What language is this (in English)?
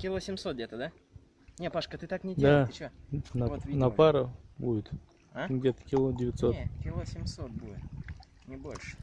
Russian